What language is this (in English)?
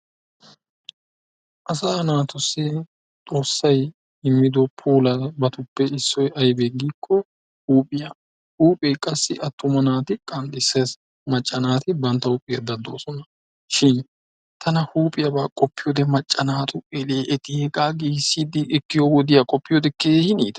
Wolaytta